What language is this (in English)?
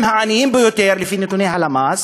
Hebrew